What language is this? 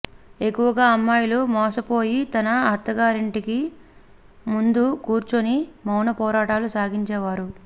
Telugu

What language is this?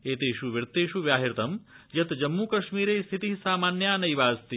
Sanskrit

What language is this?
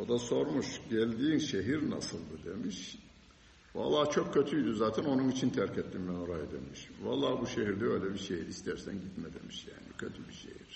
Turkish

